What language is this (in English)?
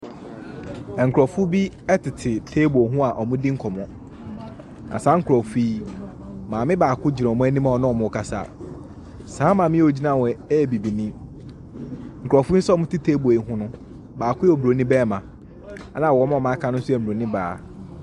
Akan